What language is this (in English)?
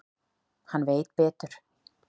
Icelandic